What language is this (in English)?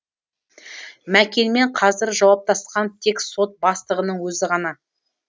Kazakh